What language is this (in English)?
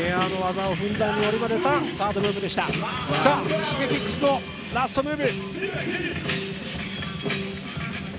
Japanese